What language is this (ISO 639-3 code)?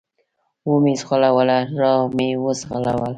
pus